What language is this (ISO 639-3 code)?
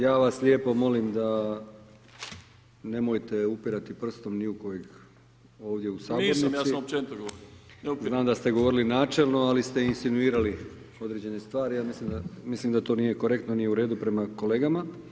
hrv